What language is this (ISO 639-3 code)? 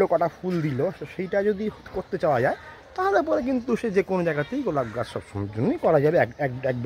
ron